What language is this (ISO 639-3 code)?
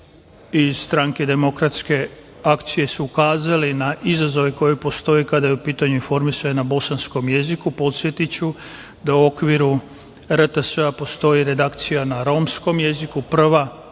srp